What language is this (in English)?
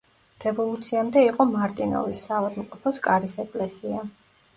Georgian